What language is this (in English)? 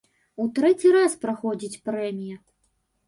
Belarusian